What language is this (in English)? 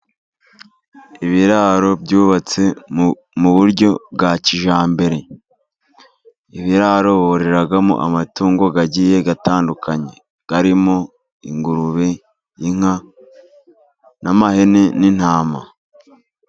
Kinyarwanda